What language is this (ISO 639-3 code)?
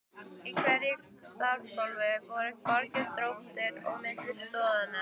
isl